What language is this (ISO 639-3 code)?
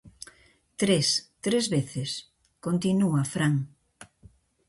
glg